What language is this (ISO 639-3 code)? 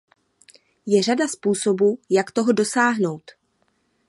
ces